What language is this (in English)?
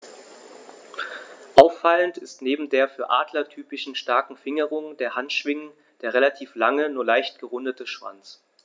German